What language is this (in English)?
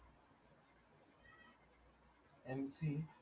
Marathi